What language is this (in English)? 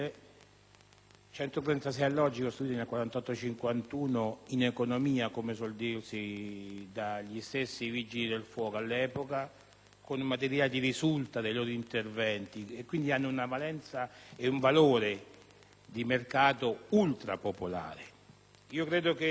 Italian